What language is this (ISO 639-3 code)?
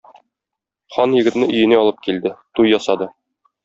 tat